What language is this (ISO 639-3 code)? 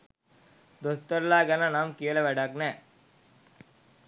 sin